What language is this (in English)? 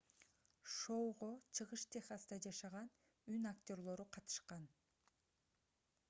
Kyrgyz